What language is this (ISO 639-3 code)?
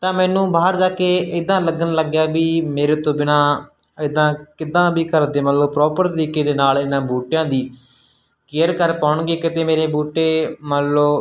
pan